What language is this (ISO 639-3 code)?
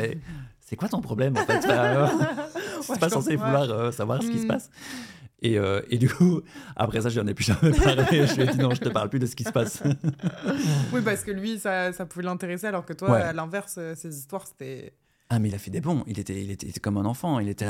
fra